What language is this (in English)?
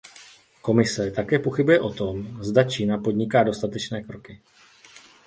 Czech